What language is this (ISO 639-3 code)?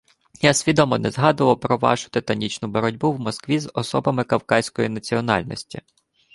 ukr